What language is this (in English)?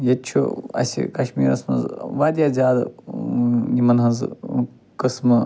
Kashmiri